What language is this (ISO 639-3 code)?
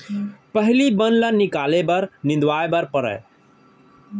hne